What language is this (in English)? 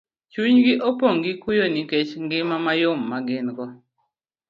Luo (Kenya and Tanzania)